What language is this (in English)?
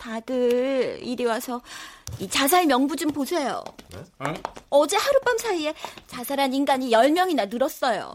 Korean